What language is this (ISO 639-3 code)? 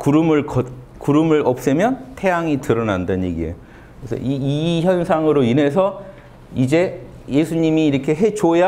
kor